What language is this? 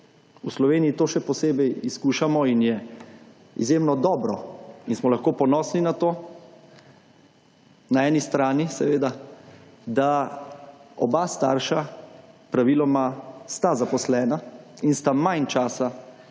Slovenian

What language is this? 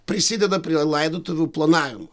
Lithuanian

